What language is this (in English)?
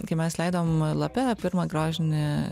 Lithuanian